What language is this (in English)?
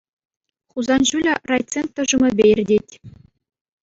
Chuvash